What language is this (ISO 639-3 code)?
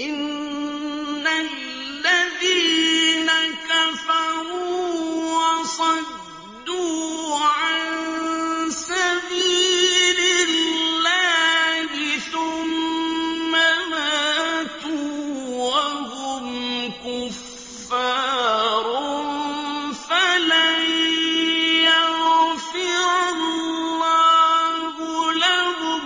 ara